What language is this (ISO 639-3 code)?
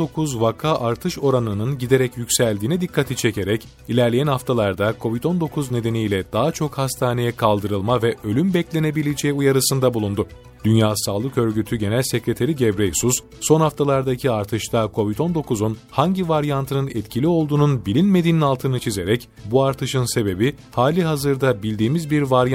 tur